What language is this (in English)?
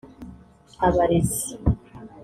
Kinyarwanda